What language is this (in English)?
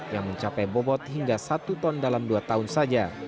Indonesian